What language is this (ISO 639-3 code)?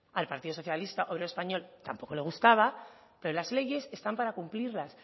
spa